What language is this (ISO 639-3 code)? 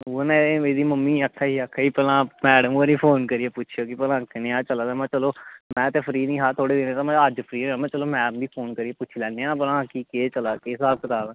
doi